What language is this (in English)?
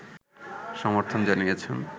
Bangla